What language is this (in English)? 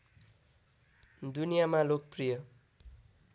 Nepali